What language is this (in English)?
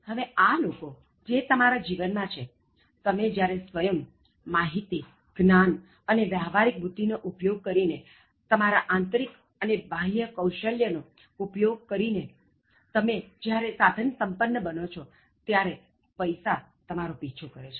Gujarati